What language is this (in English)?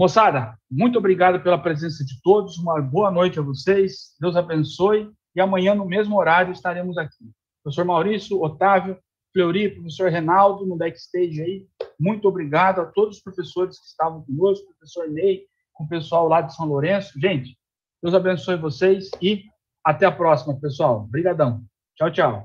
Portuguese